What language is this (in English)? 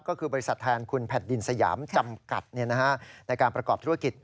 Thai